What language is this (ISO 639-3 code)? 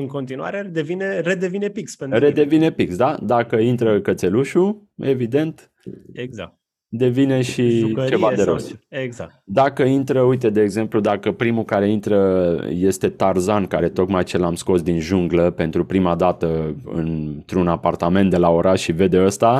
ron